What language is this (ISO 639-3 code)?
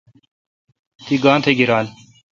xka